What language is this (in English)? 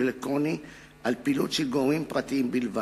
Hebrew